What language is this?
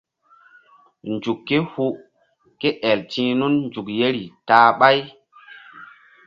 Mbum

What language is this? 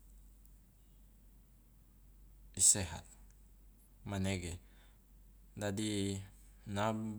Loloda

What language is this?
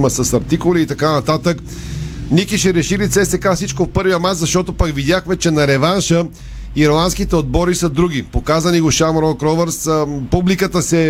Bulgarian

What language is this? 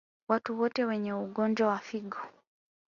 Swahili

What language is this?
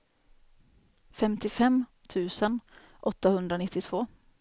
Swedish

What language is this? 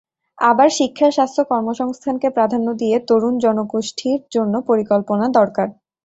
Bangla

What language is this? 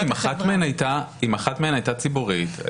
Hebrew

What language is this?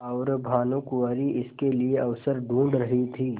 Hindi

